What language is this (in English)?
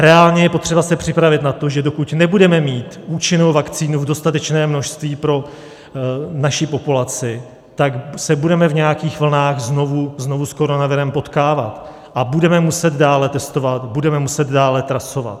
Czech